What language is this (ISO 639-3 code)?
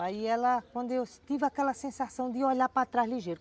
por